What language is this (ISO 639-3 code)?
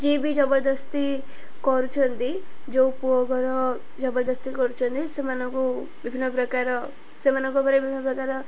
ori